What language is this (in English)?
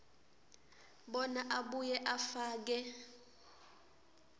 Swati